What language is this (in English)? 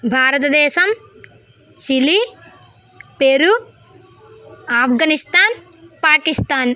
Telugu